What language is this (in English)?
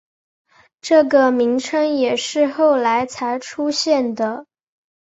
Chinese